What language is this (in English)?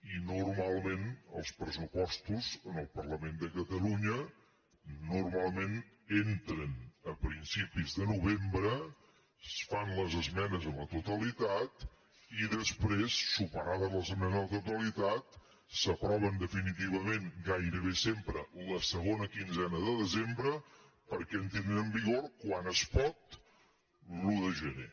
Catalan